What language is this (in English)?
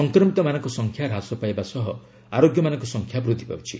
Odia